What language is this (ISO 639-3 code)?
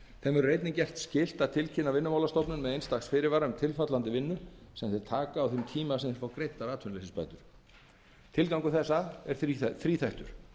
isl